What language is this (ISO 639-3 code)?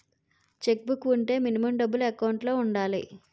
tel